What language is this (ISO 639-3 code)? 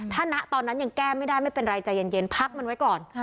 tha